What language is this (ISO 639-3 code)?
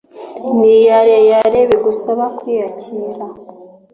kin